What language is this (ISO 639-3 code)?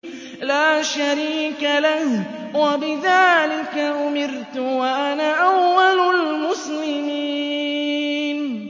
ara